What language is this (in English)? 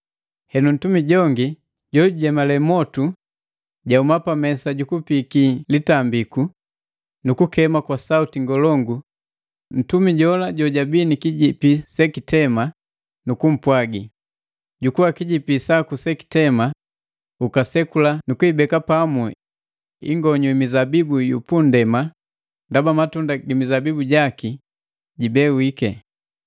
Matengo